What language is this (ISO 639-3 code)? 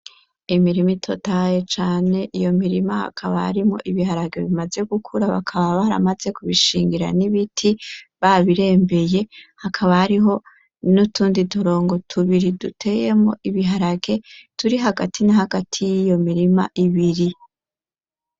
run